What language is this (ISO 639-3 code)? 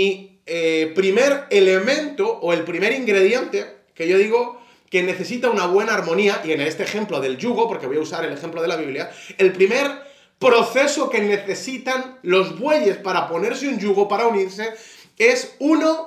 spa